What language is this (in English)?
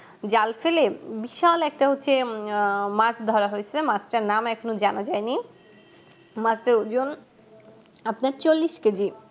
Bangla